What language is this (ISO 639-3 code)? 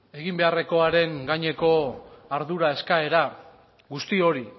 eus